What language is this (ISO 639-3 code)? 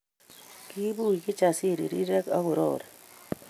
kln